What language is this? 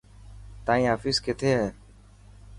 Dhatki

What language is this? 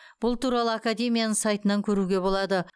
Kazakh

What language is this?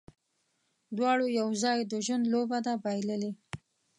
Pashto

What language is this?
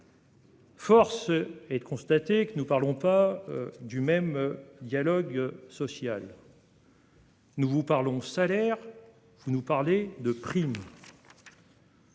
French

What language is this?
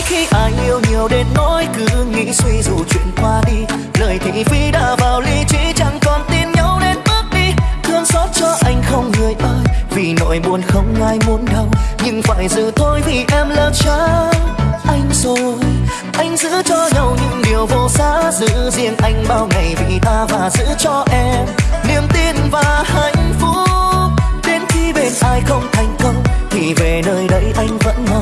Vietnamese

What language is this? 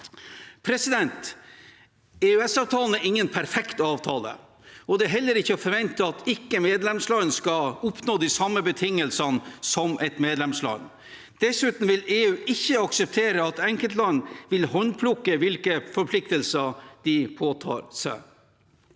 Norwegian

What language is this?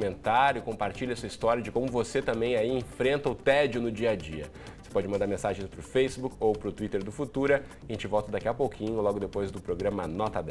Portuguese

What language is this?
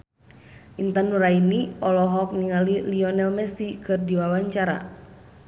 Sundanese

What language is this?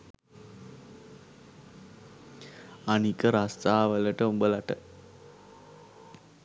Sinhala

